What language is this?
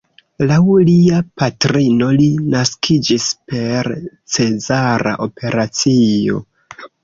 Esperanto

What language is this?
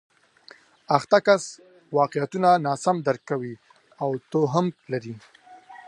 Pashto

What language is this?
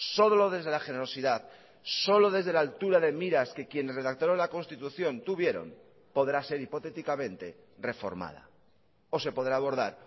Spanish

